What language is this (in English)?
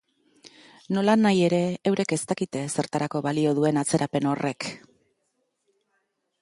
Basque